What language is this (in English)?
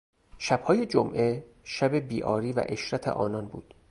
Persian